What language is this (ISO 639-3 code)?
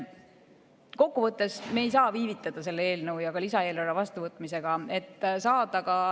est